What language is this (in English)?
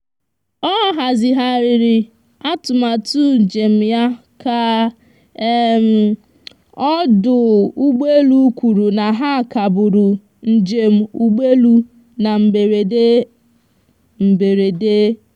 Igbo